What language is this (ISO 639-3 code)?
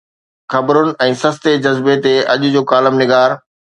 snd